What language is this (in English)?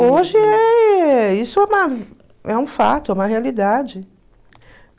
Portuguese